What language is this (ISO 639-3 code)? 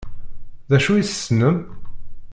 kab